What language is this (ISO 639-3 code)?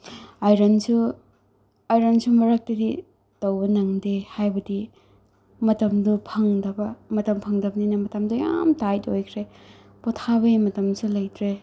mni